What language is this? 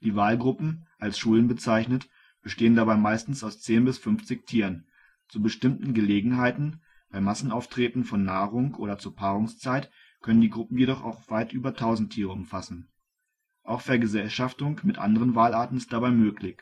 German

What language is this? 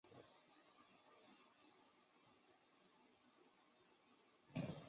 Chinese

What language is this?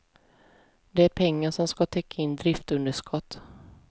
Swedish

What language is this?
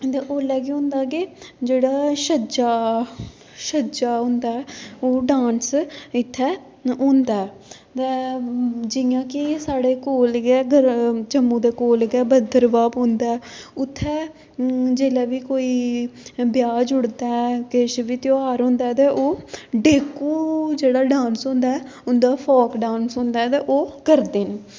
Dogri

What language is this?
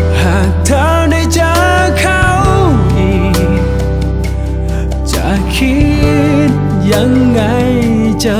Thai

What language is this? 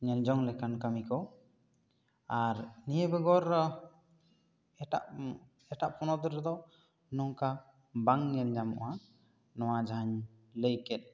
Santali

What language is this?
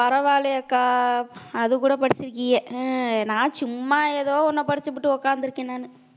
Tamil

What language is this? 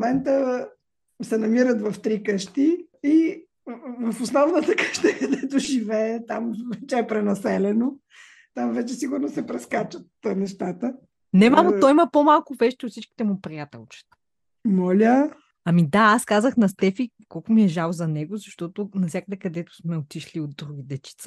Bulgarian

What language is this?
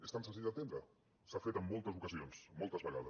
Catalan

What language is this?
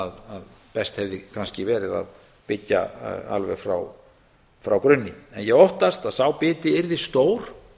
Icelandic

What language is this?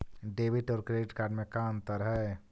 Magahi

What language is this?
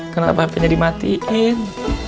Indonesian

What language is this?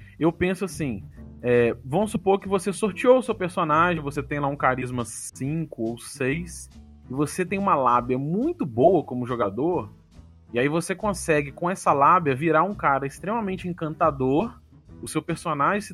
Portuguese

